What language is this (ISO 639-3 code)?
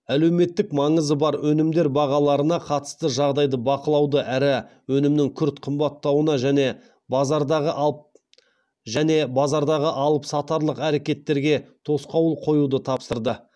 kaz